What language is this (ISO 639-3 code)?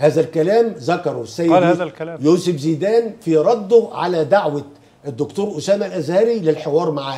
ara